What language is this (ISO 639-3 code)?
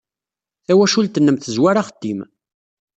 kab